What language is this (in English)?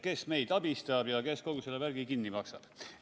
Estonian